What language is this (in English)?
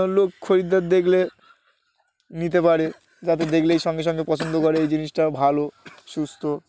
Bangla